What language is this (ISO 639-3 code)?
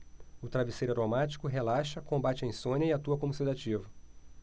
por